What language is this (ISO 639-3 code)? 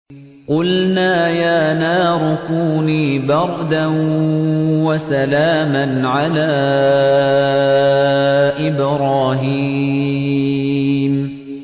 ara